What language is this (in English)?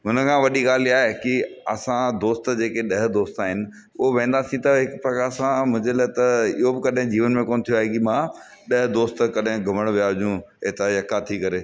Sindhi